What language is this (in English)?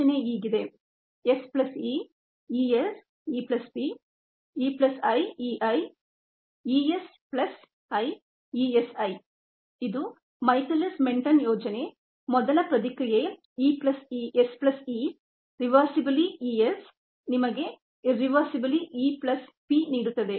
Kannada